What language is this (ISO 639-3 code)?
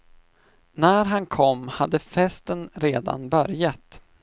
swe